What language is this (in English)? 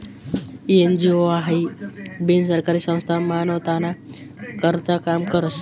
Marathi